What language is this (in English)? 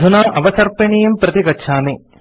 Sanskrit